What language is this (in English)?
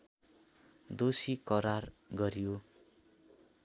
Nepali